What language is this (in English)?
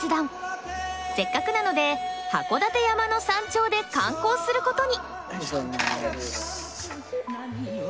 Japanese